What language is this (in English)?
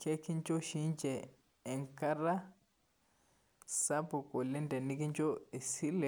Masai